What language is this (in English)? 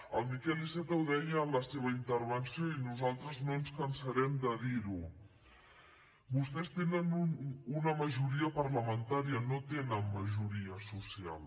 Catalan